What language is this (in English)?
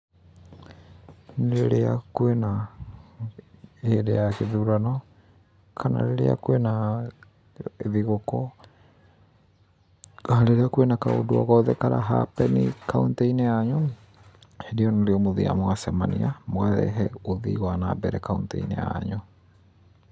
Kikuyu